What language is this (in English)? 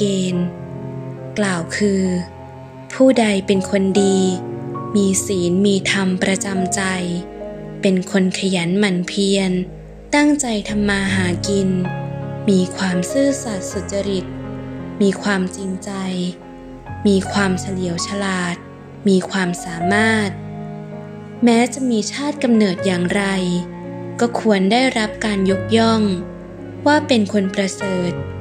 Thai